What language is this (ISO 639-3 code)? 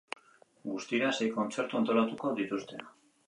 eus